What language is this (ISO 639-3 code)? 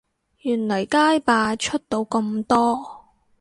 yue